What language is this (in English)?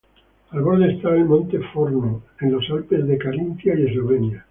Spanish